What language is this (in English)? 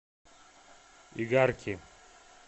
Russian